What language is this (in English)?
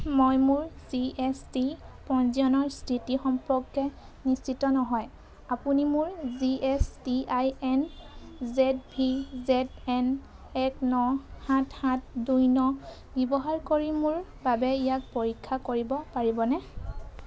Assamese